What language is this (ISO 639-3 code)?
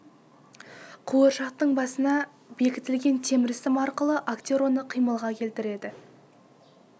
kaz